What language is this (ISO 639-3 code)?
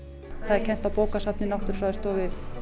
isl